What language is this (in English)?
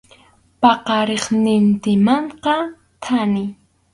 Arequipa-La Unión Quechua